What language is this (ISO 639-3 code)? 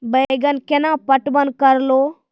mai